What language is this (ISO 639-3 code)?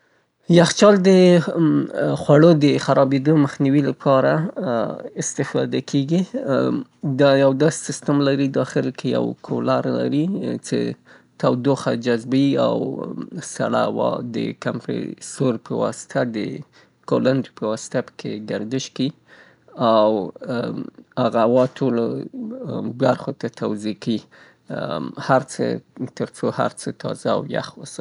pbt